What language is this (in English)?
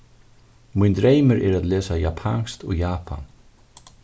Faroese